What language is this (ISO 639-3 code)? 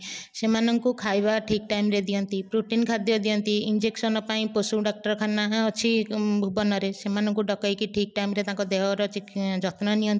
ori